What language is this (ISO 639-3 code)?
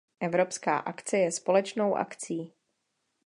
ces